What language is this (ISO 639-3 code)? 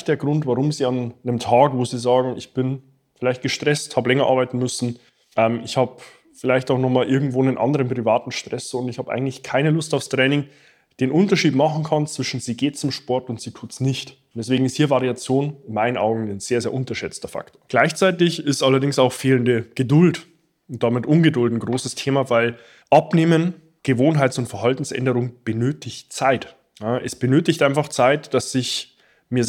deu